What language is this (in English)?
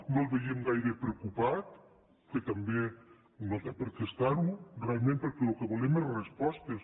Catalan